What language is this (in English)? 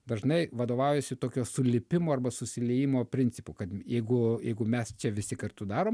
Lithuanian